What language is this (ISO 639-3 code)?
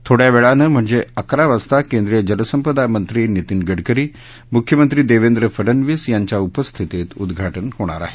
mar